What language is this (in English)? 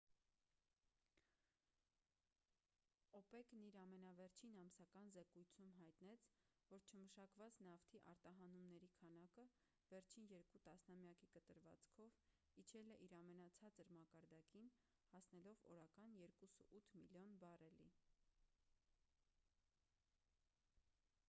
Armenian